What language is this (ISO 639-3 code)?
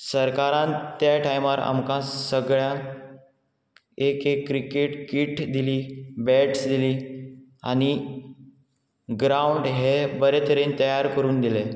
kok